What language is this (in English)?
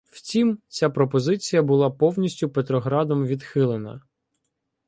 Ukrainian